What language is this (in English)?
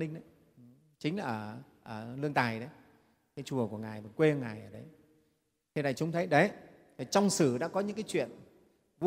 Vietnamese